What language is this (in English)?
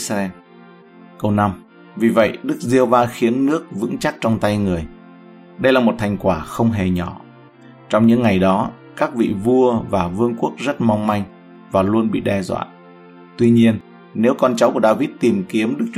Vietnamese